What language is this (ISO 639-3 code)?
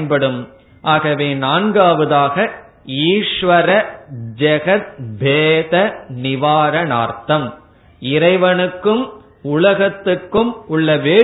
tam